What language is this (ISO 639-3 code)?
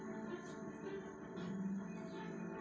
kan